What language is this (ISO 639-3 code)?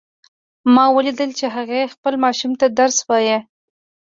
pus